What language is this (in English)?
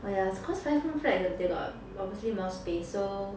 English